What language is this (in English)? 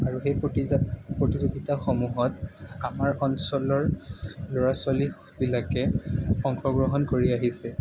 Assamese